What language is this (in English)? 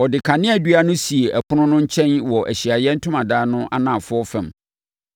Akan